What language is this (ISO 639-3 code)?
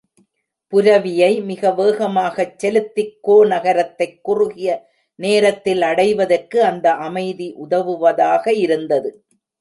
tam